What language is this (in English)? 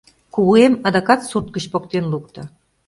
Mari